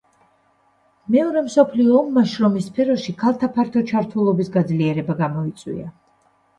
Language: Georgian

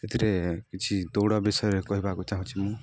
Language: Odia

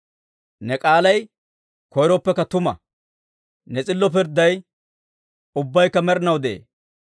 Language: Dawro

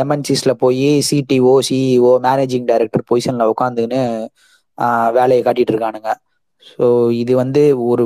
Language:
Tamil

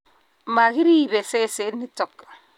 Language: Kalenjin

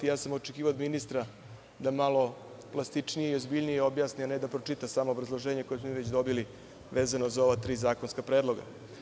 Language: Serbian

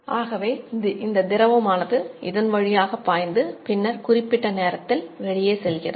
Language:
Tamil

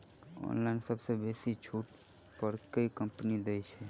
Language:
Maithili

